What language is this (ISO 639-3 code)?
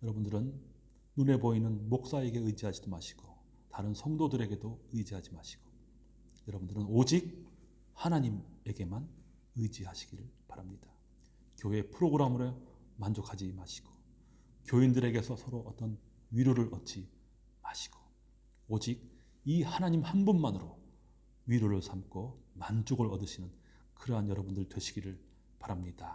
kor